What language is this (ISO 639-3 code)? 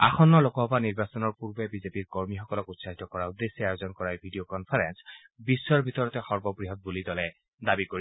asm